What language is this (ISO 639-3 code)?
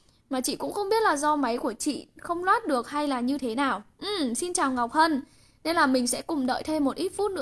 vie